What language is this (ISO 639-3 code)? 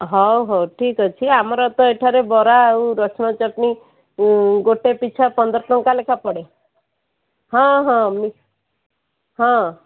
ori